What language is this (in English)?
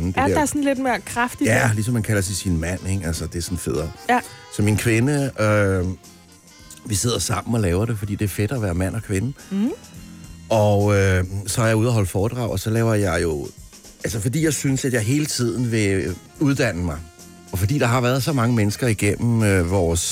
Danish